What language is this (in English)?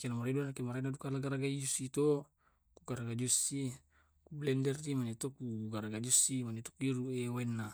Tae'